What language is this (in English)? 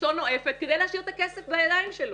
Hebrew